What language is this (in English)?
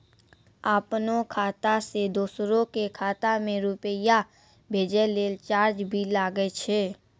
Maithili